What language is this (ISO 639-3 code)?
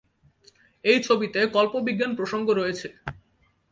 ben